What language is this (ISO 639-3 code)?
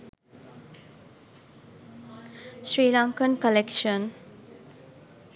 sin